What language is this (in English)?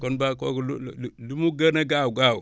Wolof